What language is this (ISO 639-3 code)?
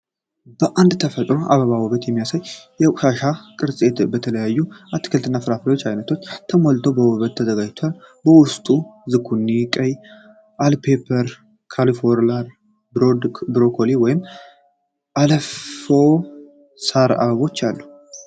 amh